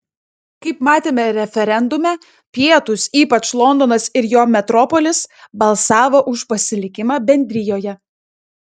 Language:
Lithuanian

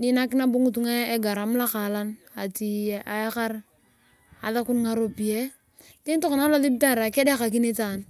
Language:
Turkana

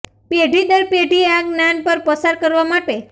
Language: Gujarati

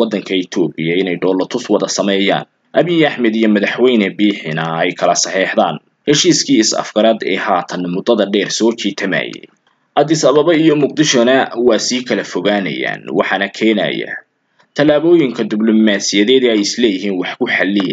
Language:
Arabic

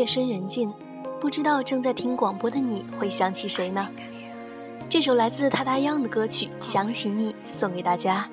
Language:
Chinese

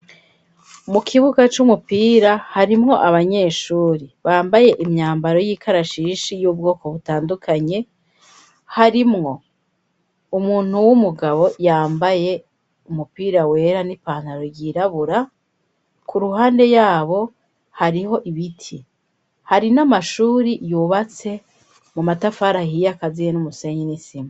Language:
Rundi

